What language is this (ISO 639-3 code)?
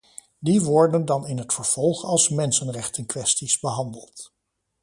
nld